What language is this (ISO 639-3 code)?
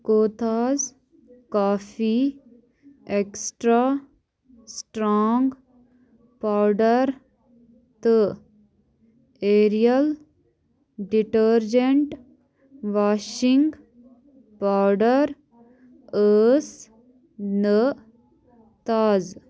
kas